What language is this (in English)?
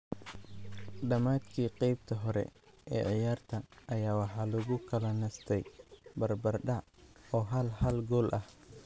Somali